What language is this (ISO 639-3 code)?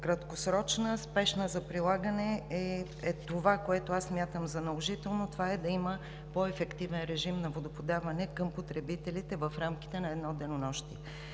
bul